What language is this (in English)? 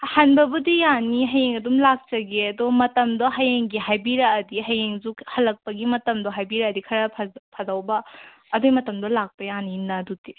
Manipuri